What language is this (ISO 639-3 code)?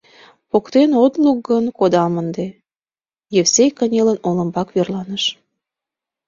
chm